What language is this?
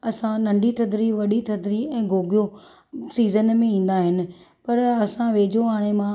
Sindhi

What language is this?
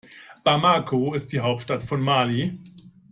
German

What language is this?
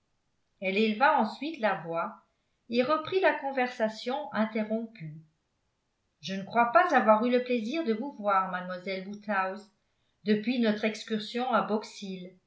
French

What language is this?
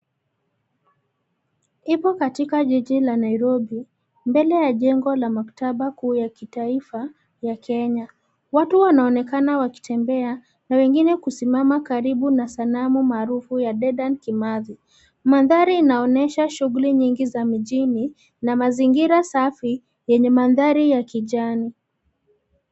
Swahili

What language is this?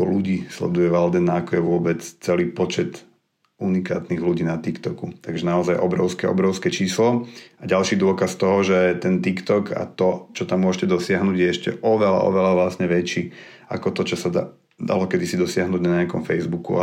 Slovak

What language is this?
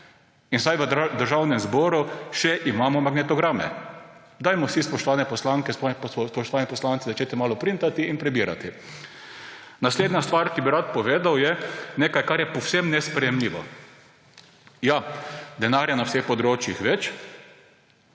Slovenian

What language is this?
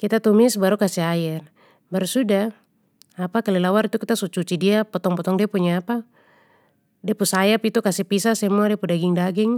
Papuan Malay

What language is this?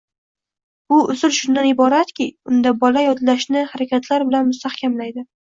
Uzbek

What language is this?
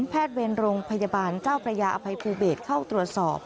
Thai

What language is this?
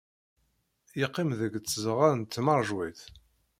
Kabyle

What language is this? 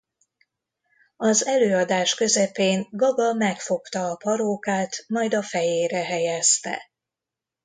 Hungarian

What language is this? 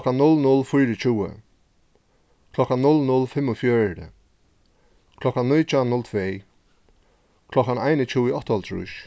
Faroese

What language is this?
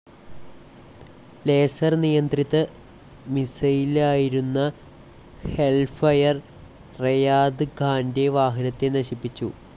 Malayalam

